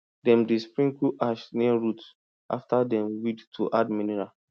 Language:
Nigerian Pidgin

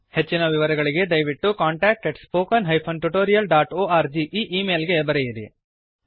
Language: Kannada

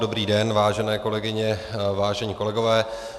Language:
Czech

